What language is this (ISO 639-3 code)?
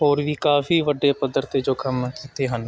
pan